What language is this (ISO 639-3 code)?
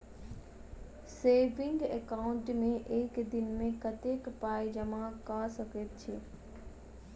mai